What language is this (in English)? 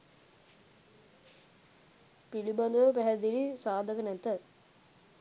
Sinhala